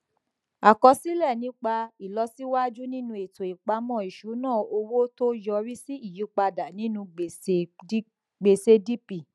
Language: Yoruba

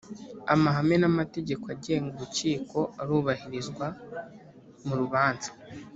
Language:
Kinyarwanda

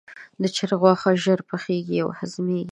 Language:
Pashto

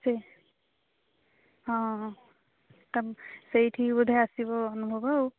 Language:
Odia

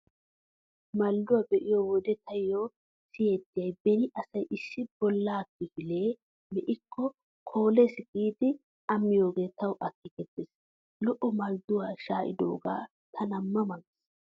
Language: Wolaytta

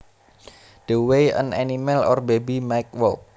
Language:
Javanese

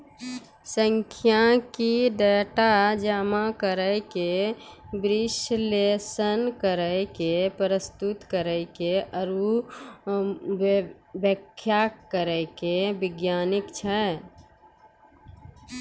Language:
Maithili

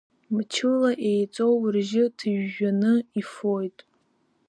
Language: Abkhazian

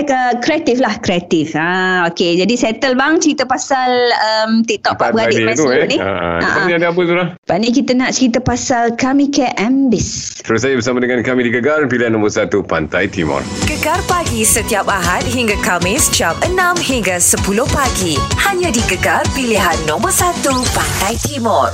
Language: Malay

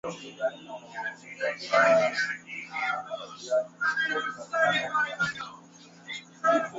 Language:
Swahili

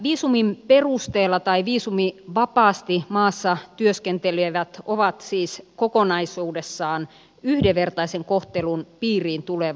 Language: Finnish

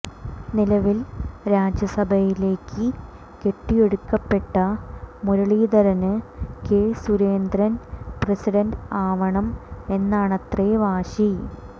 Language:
Malayalam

